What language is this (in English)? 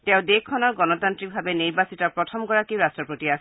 Assamese